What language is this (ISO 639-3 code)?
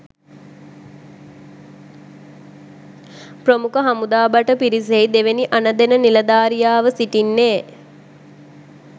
sin